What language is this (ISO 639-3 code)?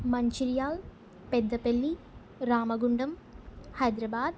tel